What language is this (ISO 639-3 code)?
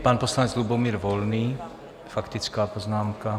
ces